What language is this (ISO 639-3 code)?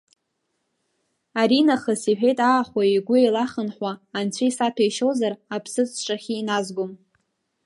abk